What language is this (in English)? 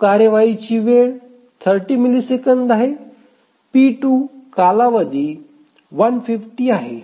Marathi